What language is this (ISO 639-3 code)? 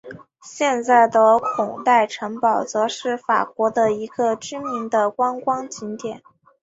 zho